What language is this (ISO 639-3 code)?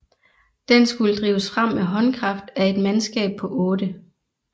dan